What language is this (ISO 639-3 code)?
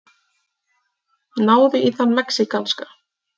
isl